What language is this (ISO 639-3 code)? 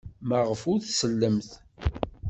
kab